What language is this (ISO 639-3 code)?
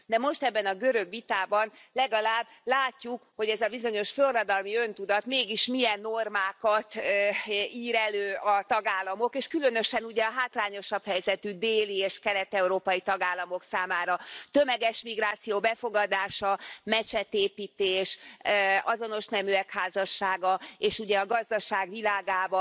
hun